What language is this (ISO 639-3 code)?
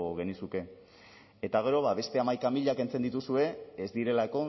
eus